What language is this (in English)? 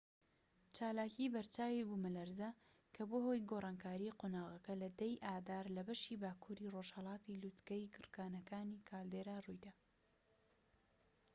Central Kurdish